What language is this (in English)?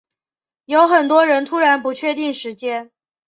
Chinese